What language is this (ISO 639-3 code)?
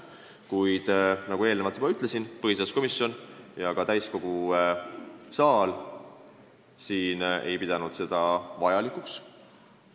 est